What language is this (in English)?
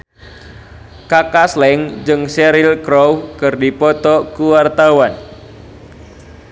Sundanese